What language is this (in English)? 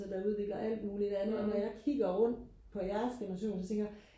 Danish